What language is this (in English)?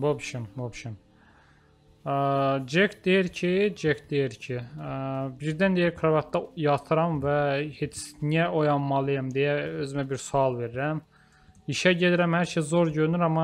Turkish